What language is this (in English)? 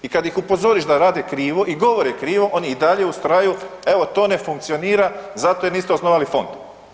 Croatian